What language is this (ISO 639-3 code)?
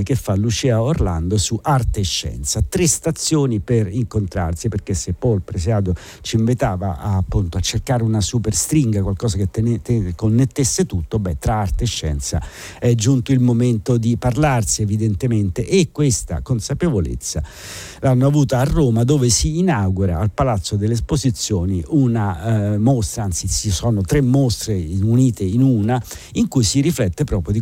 ita